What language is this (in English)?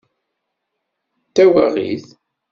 Kabyle